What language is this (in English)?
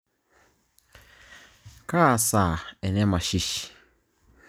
Masai